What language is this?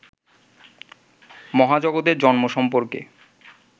Bangla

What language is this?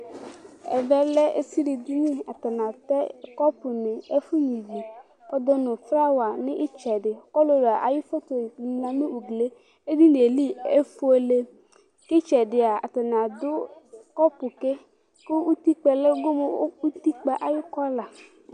Ikposo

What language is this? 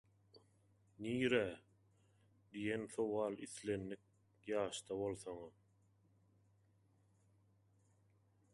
Turkmen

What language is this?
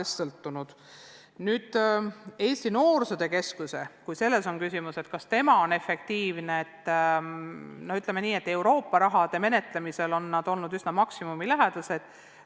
Estonian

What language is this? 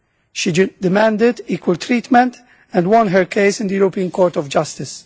English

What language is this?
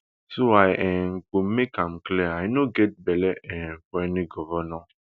Nigerian Pidgin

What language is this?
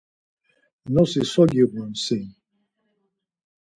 Laz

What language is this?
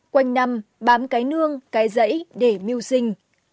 Vietnamese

